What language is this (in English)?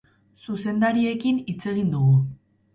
Basque